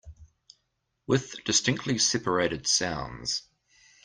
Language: English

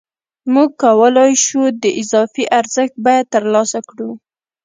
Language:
Pashto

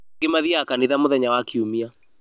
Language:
Kikuyu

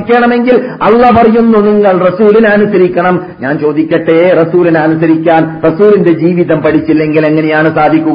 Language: Malayalam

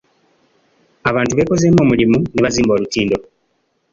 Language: Ganda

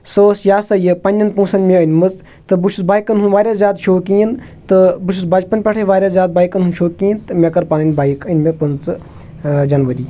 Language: Kashmiri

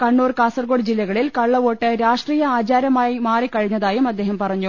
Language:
Malayalam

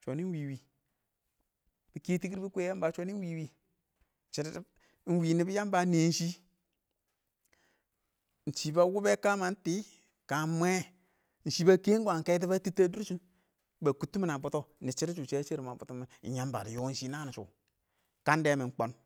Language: Awak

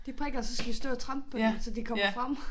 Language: Danish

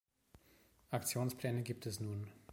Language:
German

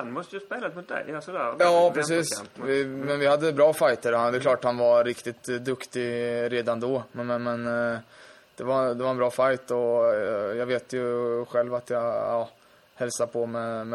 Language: Swedish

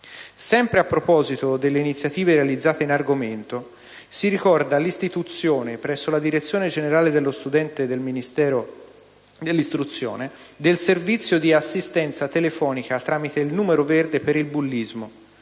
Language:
Italian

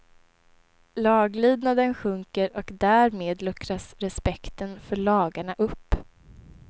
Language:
Swedish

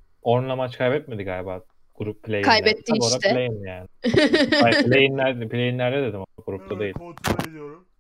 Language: Turkish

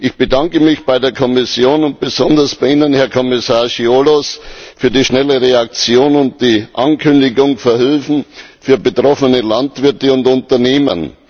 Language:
German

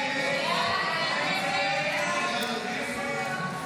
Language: Hebrew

